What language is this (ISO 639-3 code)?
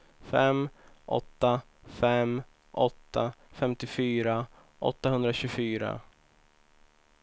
swe